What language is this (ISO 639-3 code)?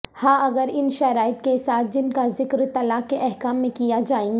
urd